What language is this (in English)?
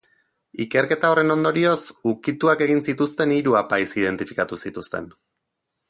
Basque